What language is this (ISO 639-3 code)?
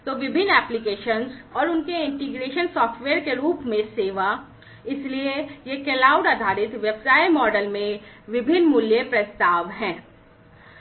hin